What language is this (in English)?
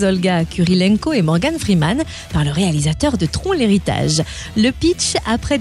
French